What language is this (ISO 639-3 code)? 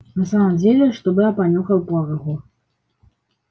rus